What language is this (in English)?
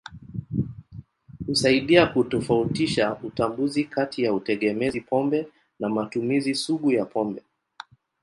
Swahili